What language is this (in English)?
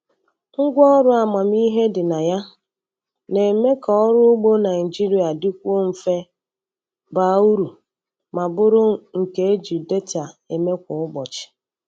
Igbo